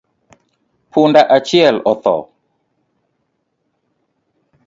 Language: Luo (Kenya and Tanzania)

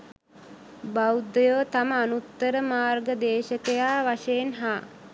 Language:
Sinhala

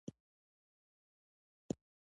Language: Pashto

